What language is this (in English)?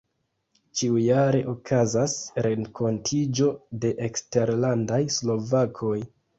Esperanto